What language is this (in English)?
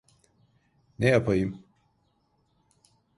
Turkish